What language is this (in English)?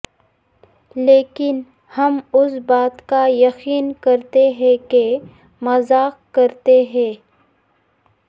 Urdu